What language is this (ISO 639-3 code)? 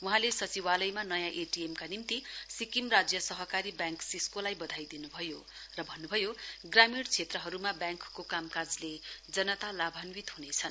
nep